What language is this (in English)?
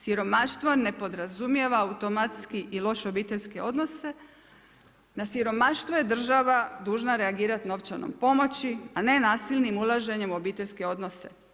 Croatian